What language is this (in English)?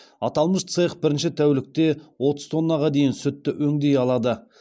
Kazakh